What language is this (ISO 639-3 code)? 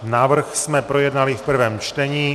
ces